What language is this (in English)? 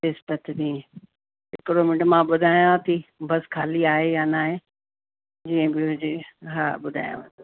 Sindhi